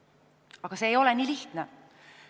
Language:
Estonian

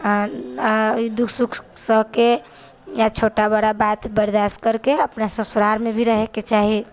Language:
Maithili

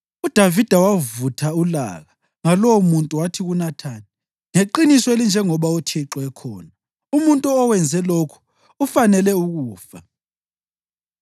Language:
North Ndebele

